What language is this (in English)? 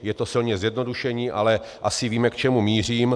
Czech